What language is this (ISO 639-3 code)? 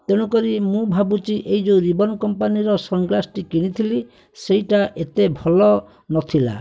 ori